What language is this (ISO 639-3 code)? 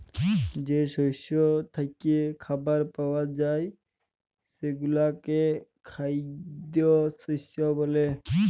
ben